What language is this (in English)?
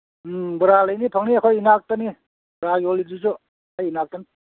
Manipuri